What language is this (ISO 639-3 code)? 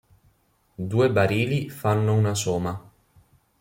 ita